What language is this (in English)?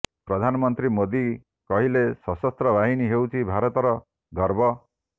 Odia